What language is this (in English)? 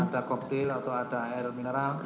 Indonesian